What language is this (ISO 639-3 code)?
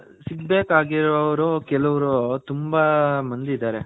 kan